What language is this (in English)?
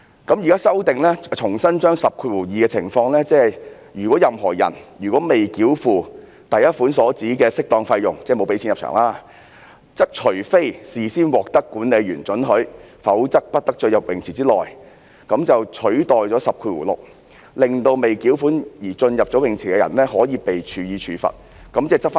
Cantonese